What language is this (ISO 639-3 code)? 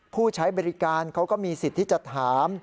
tha